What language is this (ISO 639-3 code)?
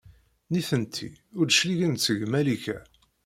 kab